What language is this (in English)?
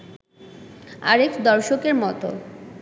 Bangla